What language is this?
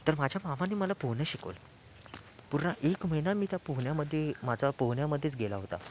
Marathi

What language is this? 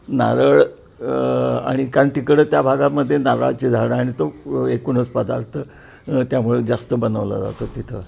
Marathi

